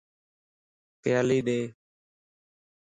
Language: Lasi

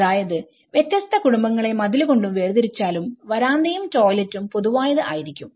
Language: Malayalam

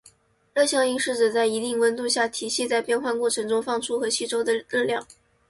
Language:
Chinese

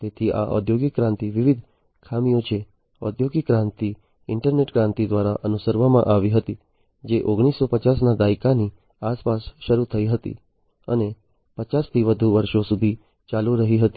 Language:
Gujarati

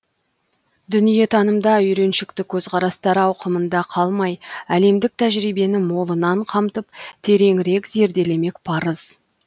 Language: Kazakh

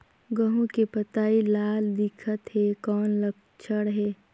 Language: Chhattisgarhi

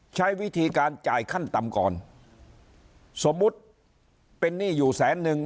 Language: Thai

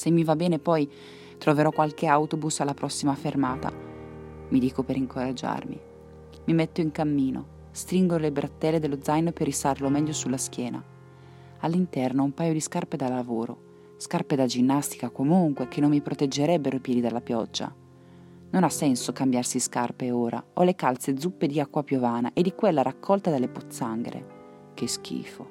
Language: Italian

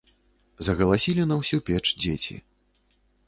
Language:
Belarusian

